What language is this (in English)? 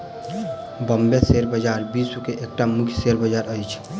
Maithili